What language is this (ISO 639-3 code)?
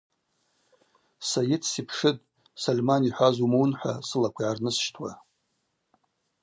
abq